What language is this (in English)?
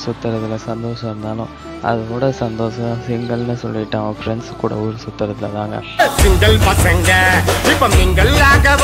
Tamil